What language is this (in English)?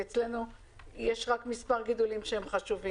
Hebrew